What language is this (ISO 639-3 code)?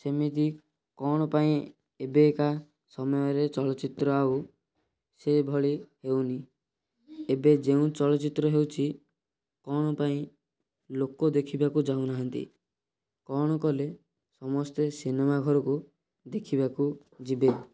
ori